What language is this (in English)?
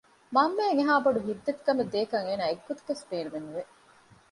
Divehi